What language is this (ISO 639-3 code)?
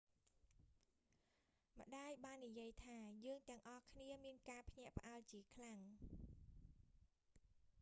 khm